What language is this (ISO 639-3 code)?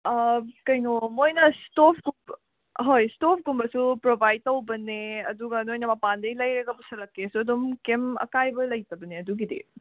mni